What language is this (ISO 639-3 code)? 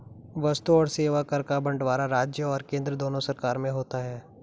hin